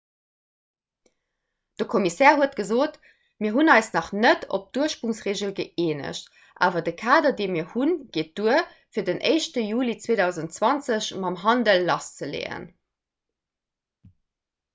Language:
Luxembourgish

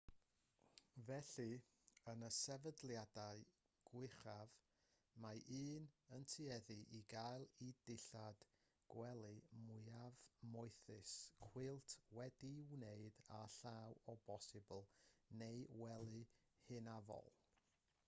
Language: Welsh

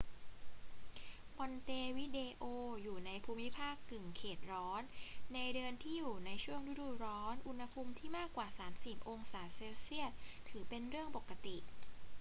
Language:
Thai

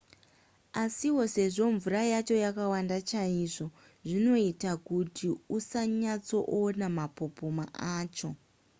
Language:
Shona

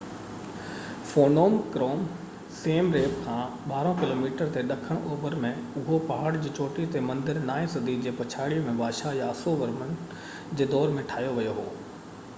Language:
Sindhi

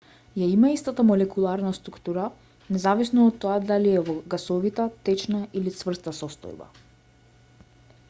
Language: Macedonian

